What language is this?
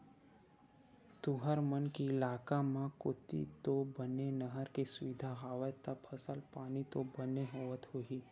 Chhattisgarhi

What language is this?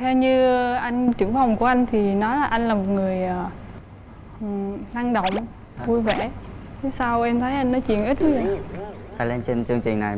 Vietnamese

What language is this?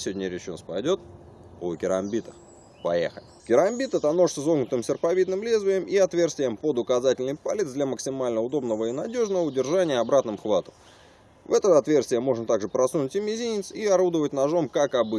Russian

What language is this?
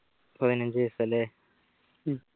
Malayalam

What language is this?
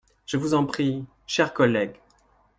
French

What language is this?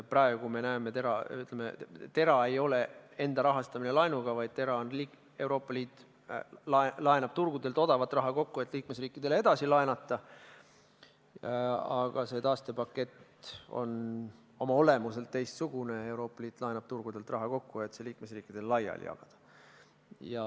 Estonian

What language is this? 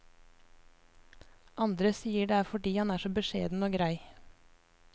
Norwegian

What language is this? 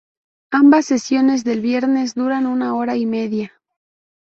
Spanish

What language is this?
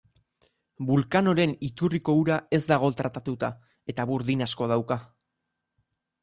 Basque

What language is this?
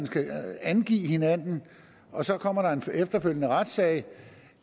Danish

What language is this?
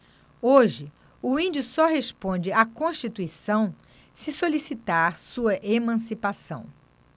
Portuguese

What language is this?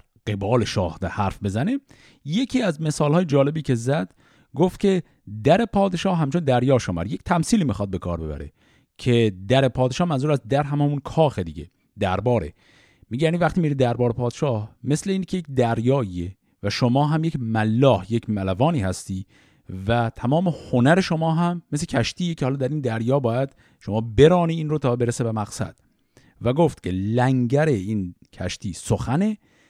Persian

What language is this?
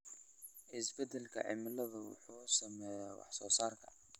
Somali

